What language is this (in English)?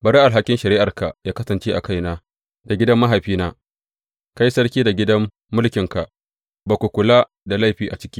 Hausa